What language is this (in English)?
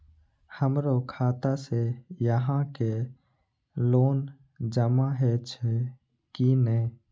Maithili